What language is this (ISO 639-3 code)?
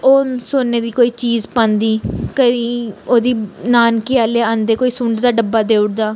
doi